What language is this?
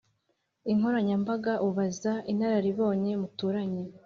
Kinyarwanda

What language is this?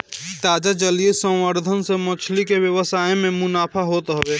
Bhojpuri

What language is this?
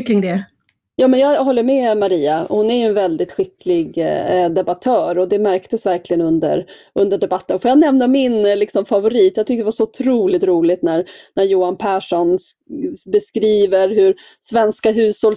Swedish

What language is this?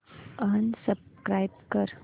Marathi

